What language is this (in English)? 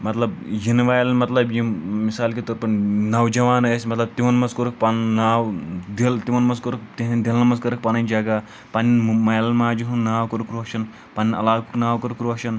Kashmiri